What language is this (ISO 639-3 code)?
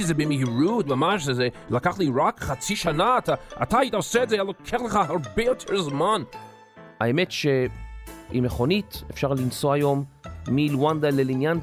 heb